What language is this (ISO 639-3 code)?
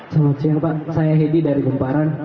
ind